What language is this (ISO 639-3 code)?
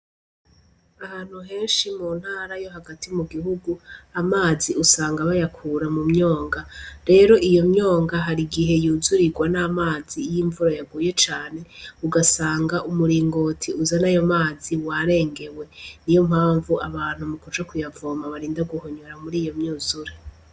run